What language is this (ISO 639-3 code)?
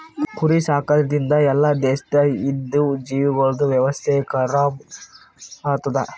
kan